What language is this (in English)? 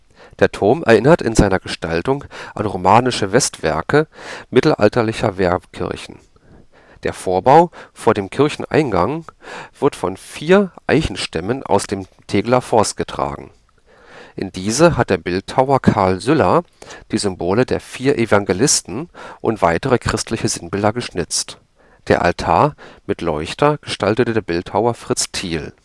German